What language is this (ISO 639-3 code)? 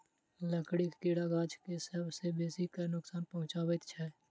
mai